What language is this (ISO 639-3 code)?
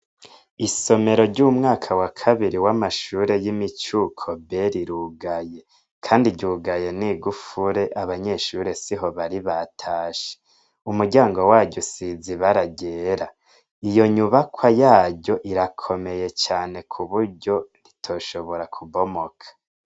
run